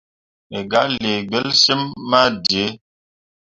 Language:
Mundang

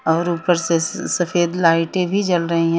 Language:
Hindi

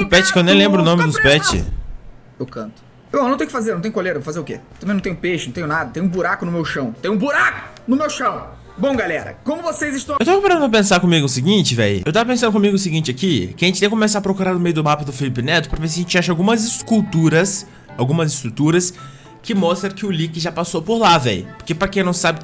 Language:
Portuguese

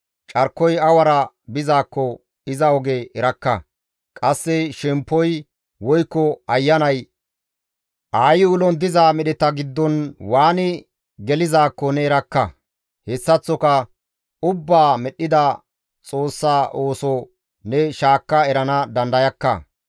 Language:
Gamo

